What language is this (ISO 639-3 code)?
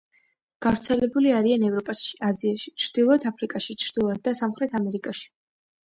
kat